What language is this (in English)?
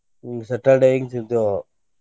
Kannada